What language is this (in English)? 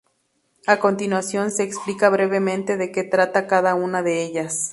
Spanish